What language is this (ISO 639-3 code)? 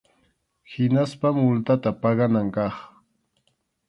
qxu